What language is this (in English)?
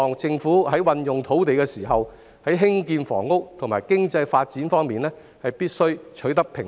Cantonese